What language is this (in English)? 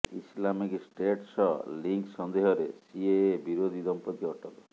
Odia